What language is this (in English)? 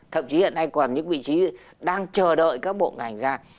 Vietnamese